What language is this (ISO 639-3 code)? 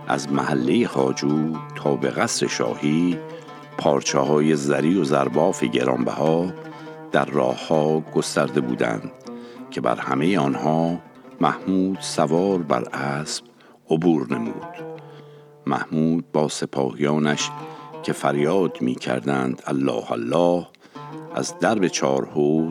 fas